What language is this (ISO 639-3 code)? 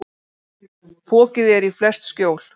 isl